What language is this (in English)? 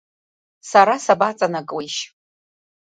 Abkhazian